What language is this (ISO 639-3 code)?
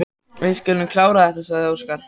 isl